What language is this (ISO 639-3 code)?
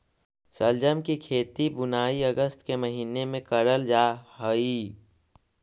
mag